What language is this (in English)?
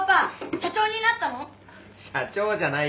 Japanese